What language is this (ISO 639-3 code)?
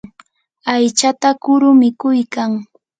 qur